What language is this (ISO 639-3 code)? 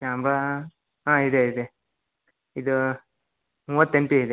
kan